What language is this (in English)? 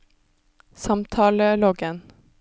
Norwegian